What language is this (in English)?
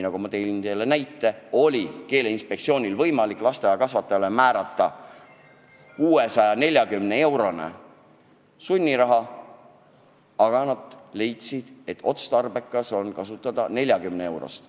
Estonian